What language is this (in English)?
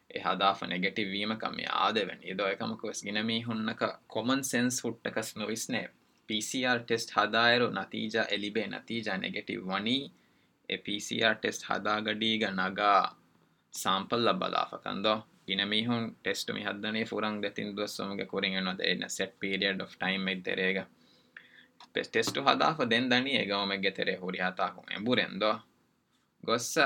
Urdu